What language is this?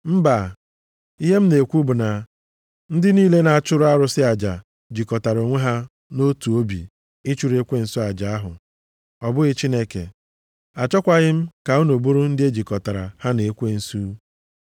Igbo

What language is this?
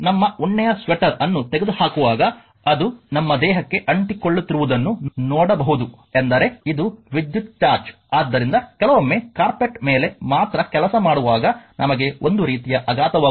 Kannada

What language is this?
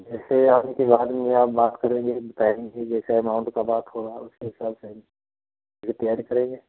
Hindi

